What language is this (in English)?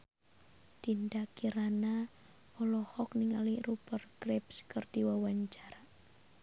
Sundanese